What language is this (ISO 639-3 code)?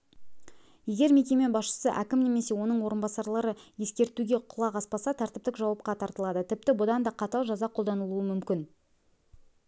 kaz